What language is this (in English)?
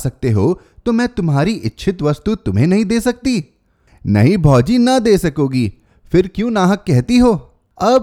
Hindi